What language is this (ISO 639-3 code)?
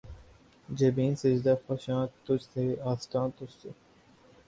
urd